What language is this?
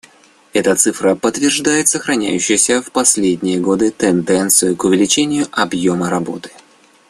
Russian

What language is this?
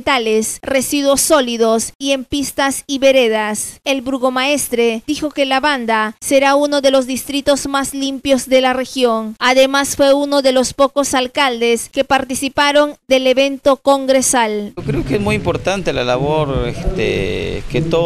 Spanish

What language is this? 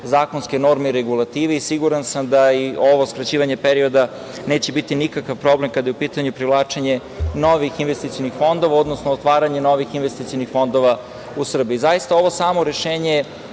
Serbian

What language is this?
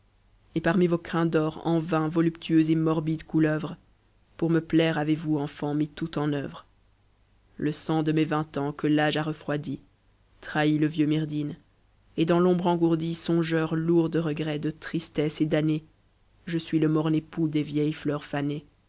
French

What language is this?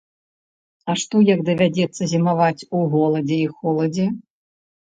Belarusian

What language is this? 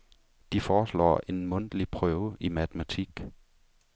Danish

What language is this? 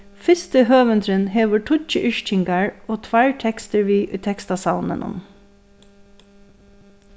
Faroese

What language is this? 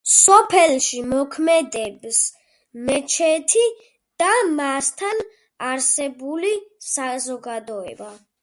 Georgian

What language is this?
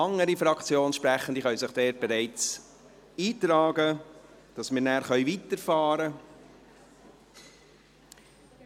Swiss German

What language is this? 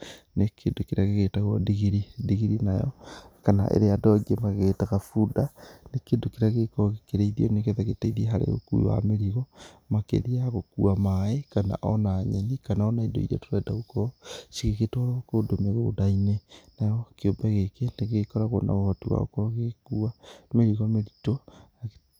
Kikuyu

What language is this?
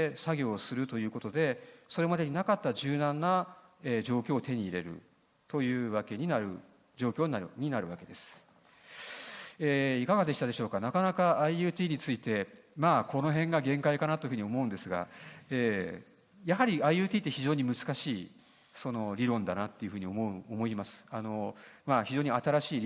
Japanese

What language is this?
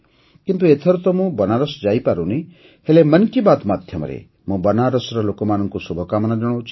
Odia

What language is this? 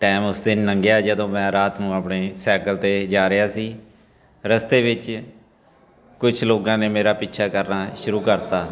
Punjabi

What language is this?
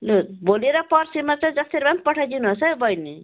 Nepali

